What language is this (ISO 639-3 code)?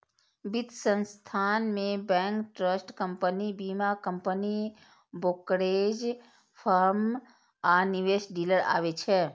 mai